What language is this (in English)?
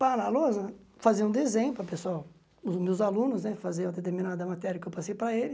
Portuguese